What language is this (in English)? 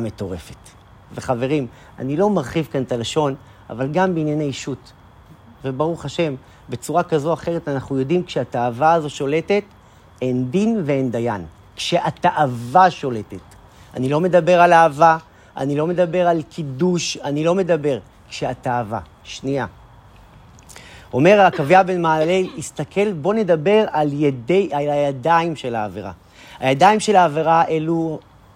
Hebrew